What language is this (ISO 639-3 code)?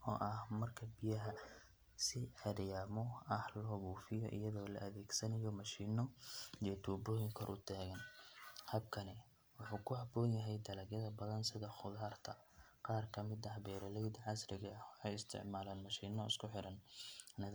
som